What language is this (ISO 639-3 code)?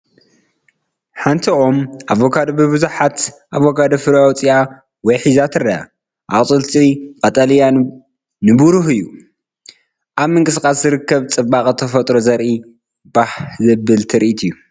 tir